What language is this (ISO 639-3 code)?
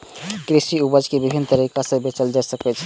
mai